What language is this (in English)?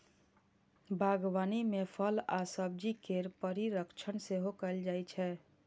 Maithili